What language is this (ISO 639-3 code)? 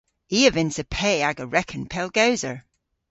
cor